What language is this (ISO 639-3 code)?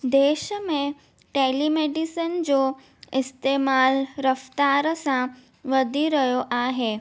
snd